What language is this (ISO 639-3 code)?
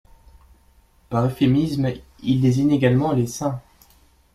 fra